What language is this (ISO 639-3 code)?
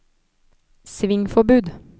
nor